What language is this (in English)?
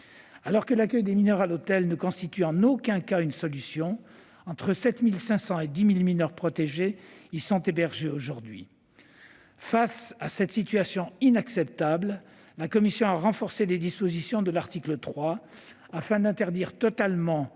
French